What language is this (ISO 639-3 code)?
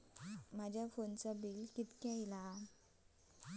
mar